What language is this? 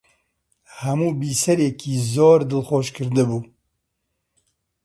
Central Kurdish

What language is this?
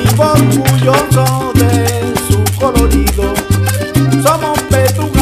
Spanish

